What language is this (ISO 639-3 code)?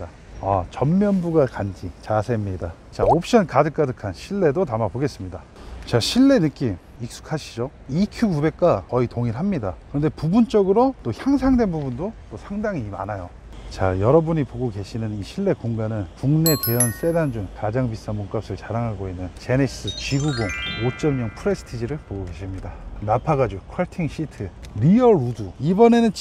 kor